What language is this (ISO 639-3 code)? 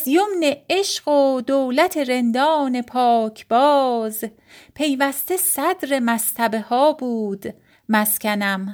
fas